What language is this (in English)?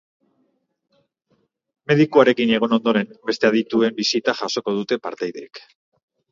Basque